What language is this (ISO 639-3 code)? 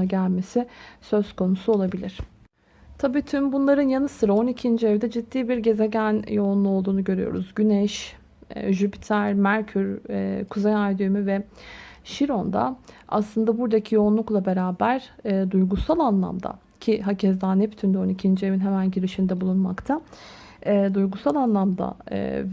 tur